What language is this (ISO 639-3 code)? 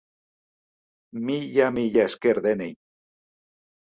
eus